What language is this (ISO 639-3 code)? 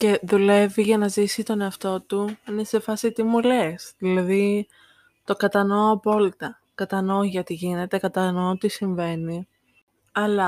ell